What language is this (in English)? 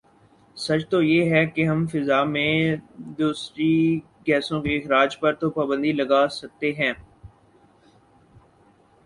Urdu